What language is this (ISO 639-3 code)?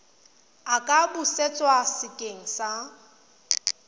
tsn